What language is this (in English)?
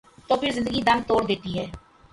Urdu